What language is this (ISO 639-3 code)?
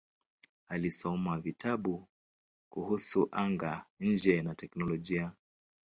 swa